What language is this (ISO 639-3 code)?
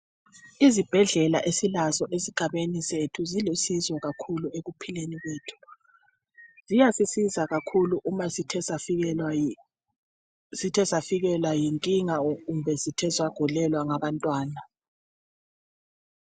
nde